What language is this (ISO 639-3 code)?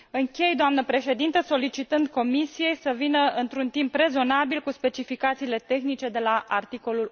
ron